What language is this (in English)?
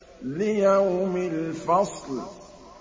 Arabic